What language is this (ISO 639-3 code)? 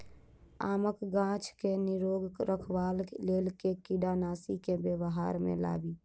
mai